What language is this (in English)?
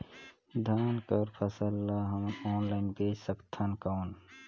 Chhattisgarhi